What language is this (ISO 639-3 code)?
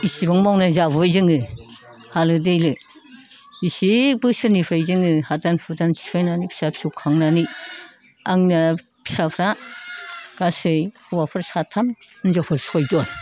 brx